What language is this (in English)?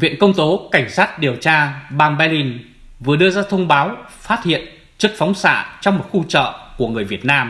Vietnamese